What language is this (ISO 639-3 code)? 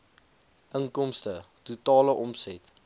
afr